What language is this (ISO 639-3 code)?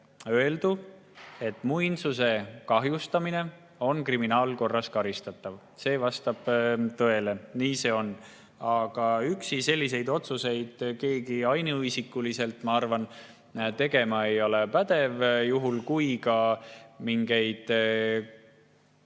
est